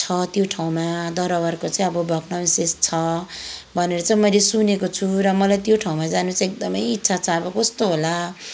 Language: Nepali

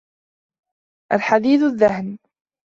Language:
Arabic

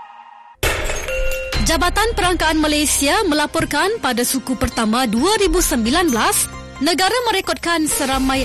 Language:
Malay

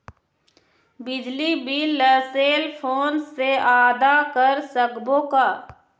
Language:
Chhattisgarhi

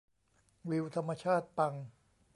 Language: Thai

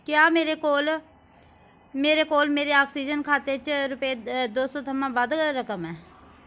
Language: Dogri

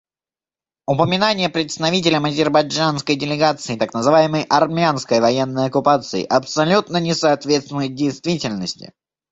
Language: Russian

